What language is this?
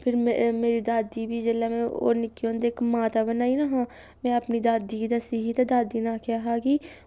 Dogri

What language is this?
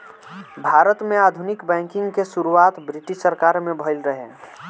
Bhojpuri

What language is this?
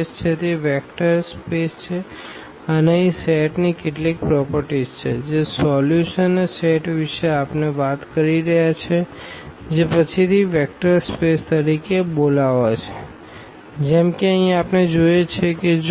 Gujarati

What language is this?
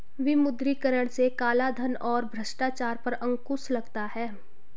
Hindi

